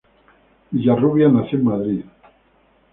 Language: Spanish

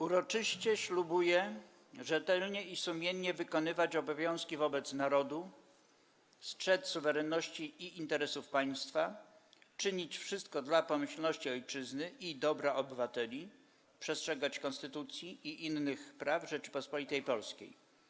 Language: Polish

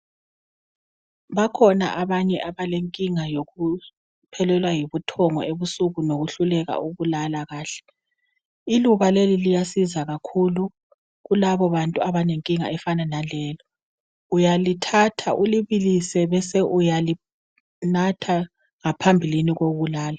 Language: North Ndebele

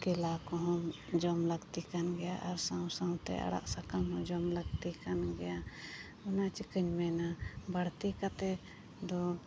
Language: Santali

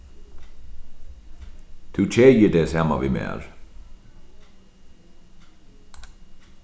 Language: Faroese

